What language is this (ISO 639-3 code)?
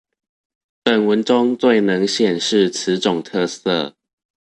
zho